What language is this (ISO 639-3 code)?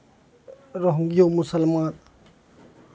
mai